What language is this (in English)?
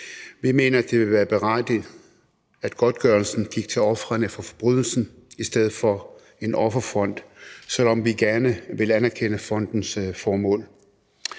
Danish